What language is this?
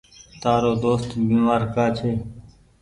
Goaria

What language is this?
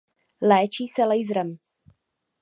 Czech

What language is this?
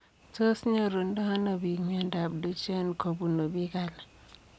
Kalenjin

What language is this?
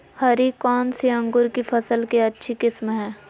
Magahi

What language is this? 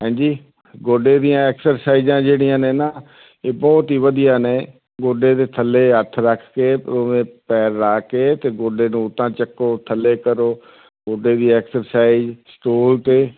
Punjabi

